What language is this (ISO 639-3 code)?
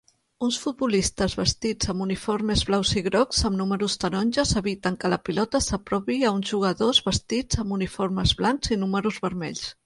cat